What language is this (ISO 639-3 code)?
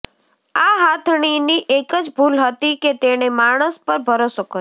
guj